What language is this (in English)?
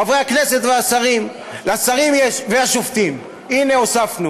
Hebrew